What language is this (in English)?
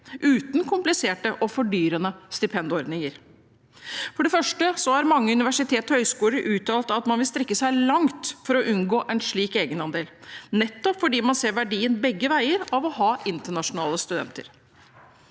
Norwegian